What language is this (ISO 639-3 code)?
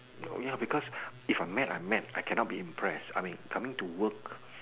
eng